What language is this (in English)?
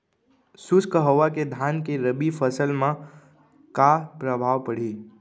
Chhattisgarhi